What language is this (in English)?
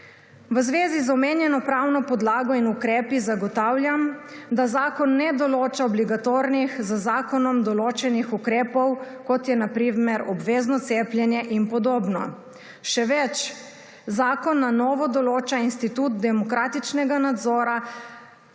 Slovenian